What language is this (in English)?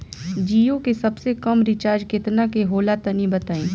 Bhojpuri